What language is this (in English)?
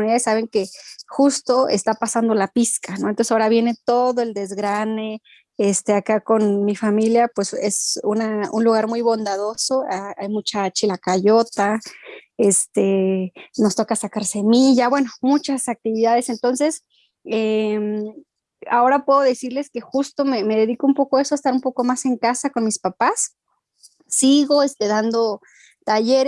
Spanish